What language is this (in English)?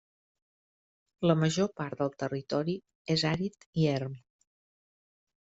Catalan